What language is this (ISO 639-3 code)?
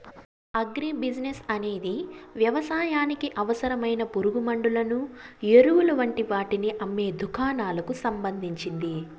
tel